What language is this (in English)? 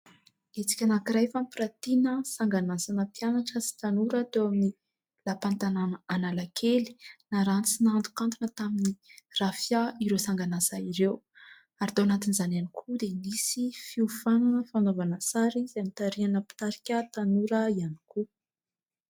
Malagasy